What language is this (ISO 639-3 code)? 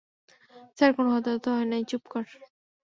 ben